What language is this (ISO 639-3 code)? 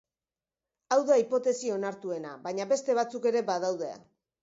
eus